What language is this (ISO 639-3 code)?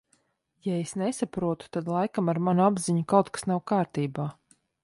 lav